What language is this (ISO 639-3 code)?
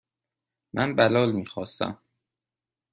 fas